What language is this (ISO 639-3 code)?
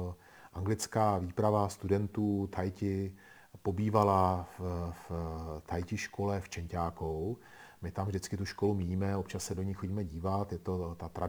ces